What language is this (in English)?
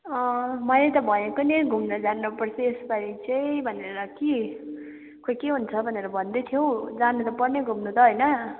Nepali